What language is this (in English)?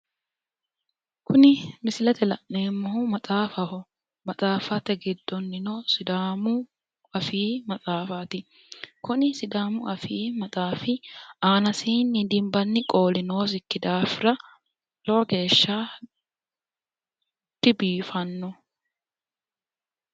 Sidamo